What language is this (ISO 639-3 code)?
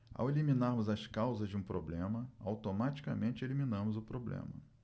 por